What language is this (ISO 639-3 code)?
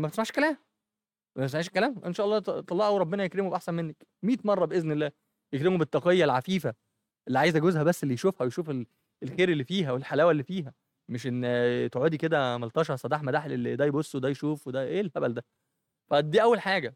ara